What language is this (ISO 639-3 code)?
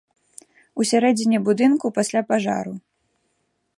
bel